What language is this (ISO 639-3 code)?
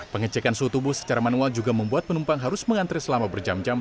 ind